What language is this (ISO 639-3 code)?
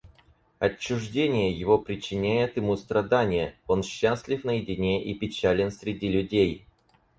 rus